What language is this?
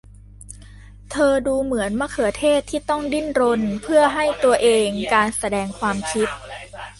Thai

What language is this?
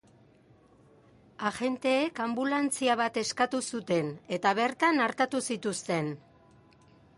Basque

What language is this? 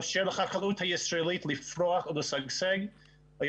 Hebrew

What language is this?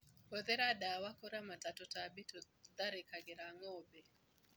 Kikuyu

